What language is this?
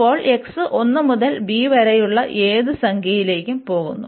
Malayalam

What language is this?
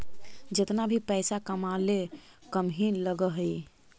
Magahi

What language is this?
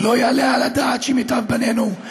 Hebrew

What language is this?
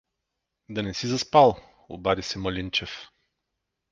Bulgarian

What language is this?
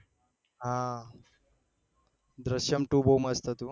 Gujarati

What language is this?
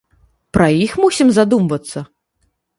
Belarusian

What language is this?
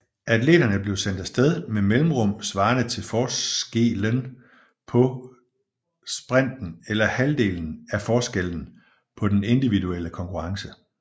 Danish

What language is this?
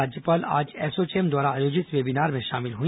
Hindi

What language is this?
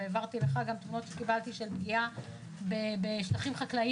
Hebrew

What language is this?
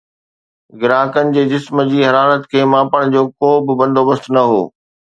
Sindhi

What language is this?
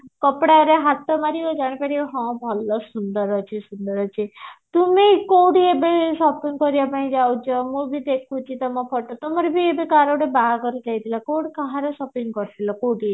Odia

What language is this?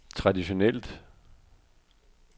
Danish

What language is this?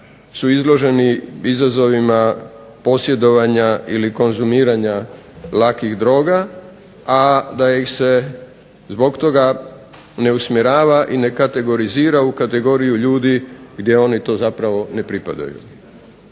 Croatian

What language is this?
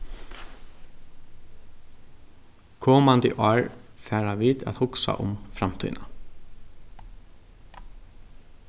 Faroese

